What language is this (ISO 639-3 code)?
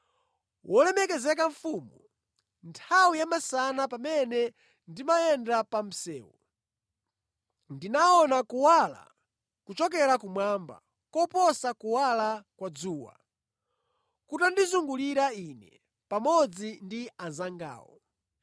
nya